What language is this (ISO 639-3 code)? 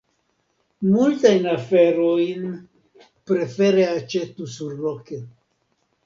epo